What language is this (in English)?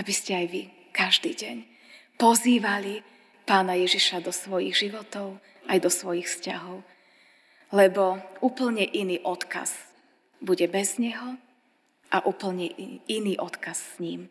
Slovak